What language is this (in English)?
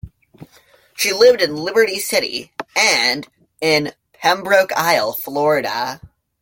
English